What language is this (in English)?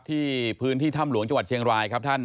Thai